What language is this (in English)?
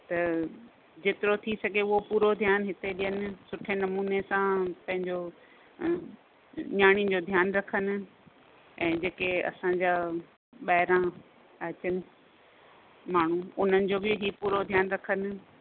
Sindhi